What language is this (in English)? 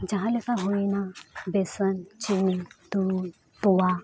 Santali